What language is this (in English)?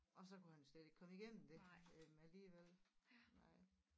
Danish